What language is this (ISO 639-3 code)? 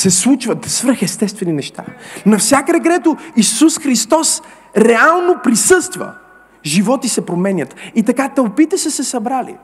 bul